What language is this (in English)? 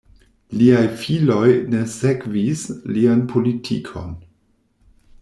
Esperanto